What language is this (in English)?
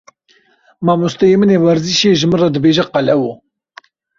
Kurdish